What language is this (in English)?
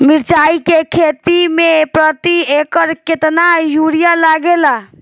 Bhojpuri